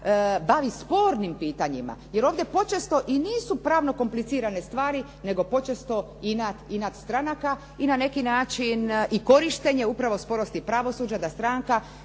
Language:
Croatian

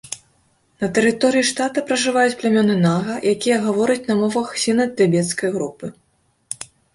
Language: Belarusian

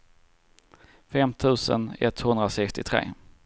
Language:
Swedish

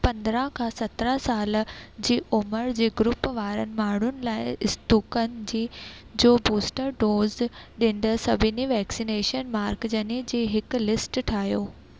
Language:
Sindhi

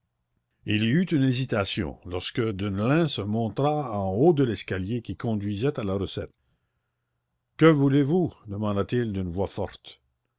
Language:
French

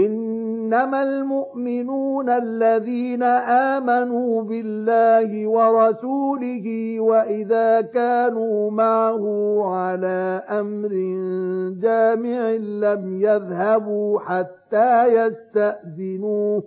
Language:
Arabic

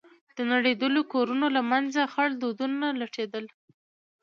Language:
Pashto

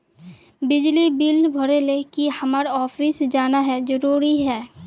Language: Magahi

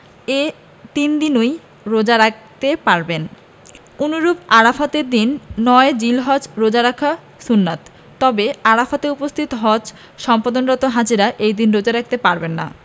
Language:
Bangla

